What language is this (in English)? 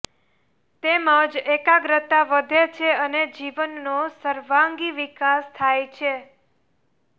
Gujarati